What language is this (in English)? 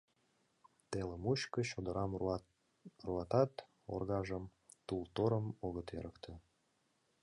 Mari